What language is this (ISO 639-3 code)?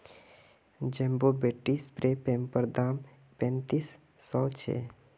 mag